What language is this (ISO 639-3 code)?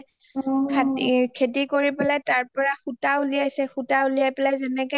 asm